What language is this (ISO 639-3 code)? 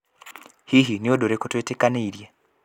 kik